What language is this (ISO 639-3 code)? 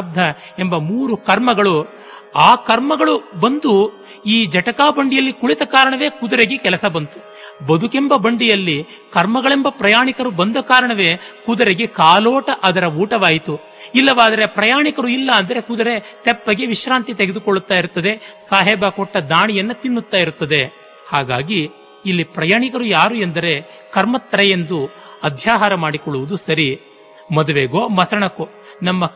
kan